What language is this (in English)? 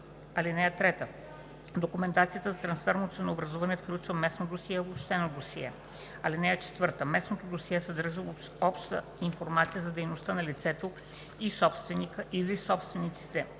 Bulgarian